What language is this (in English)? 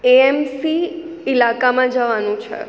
Gujarati